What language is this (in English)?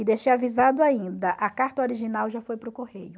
Portuguese